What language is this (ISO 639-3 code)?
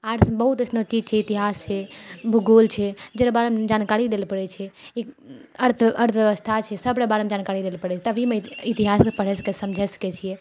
mai